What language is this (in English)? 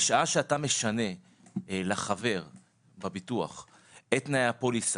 Hebrew